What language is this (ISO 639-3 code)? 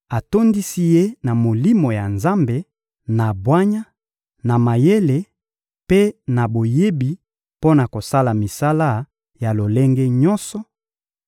lin